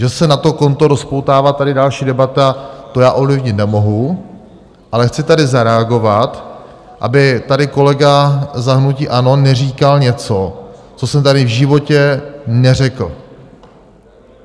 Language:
Czech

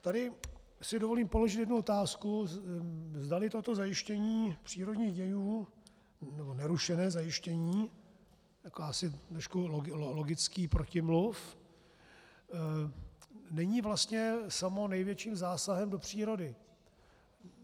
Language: Czech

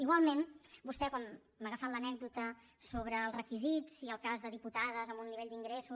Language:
Catalan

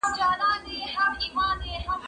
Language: Pashto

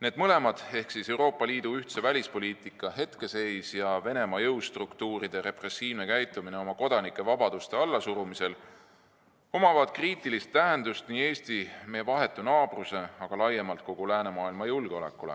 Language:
Estonian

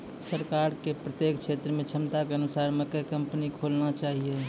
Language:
Maithili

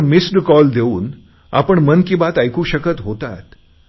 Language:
Marathi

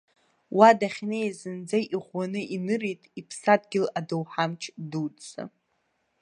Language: Abkhazian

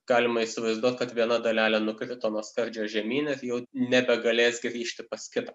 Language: Lithuanian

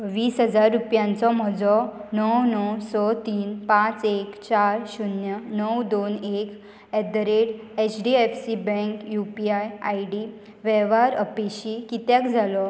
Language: Konkani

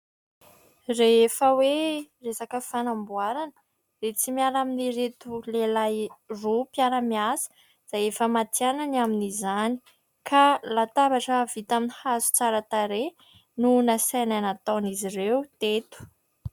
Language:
Malagasy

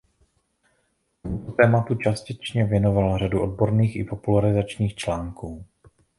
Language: Czech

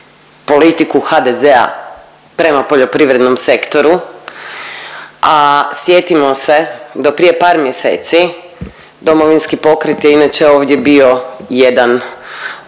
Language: Croatian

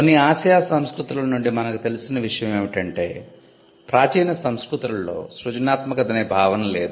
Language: Telugu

